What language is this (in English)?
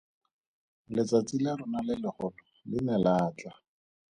Tswana